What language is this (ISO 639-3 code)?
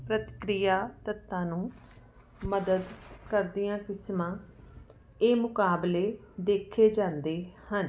pan